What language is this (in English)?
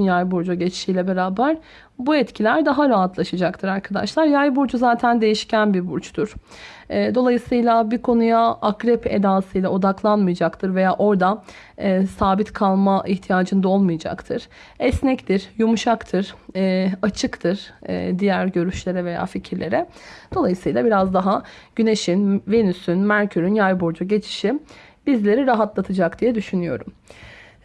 Turkish